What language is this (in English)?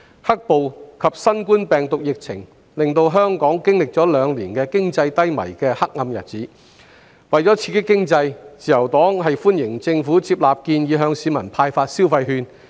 Cantonese